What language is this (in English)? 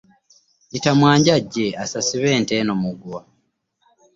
Ganda